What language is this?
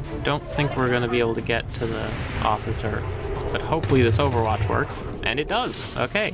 English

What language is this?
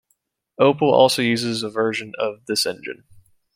English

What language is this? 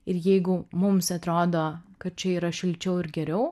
Lithuanian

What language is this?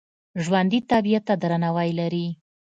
Pashto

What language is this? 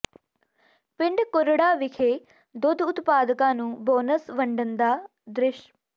Punjabi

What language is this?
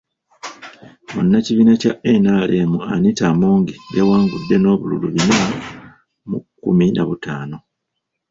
Ganda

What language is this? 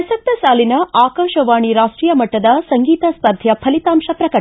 Kannada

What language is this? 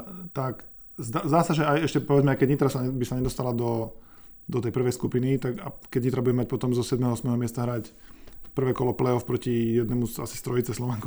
Slovak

